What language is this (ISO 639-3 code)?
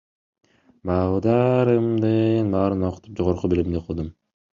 kir